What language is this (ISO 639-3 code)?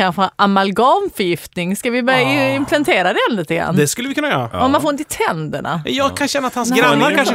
swe